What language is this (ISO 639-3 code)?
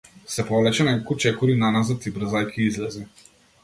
mkd